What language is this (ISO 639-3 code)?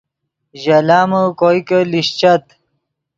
ydg